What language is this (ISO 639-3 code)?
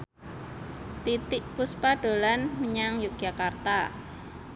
jav